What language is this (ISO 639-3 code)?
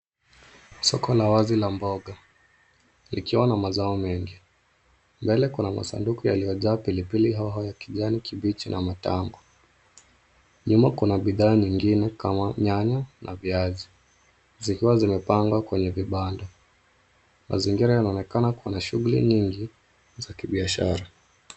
swa